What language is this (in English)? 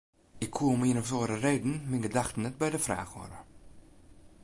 Western Frisian